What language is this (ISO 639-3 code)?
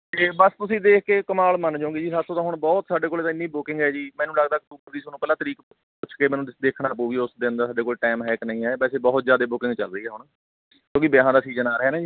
pan